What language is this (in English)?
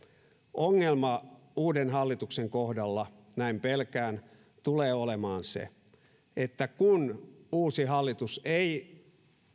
Finnish